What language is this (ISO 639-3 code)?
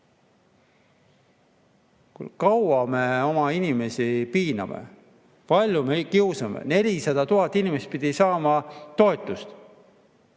est